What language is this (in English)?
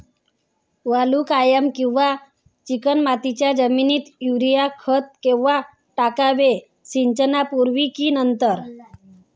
Marathi